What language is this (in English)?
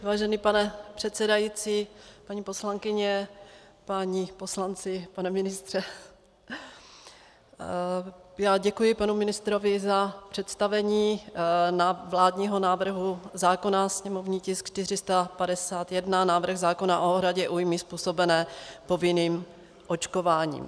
Czech